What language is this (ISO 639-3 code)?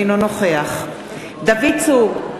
heb